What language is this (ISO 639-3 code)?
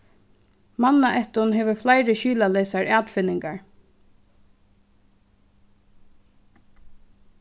fao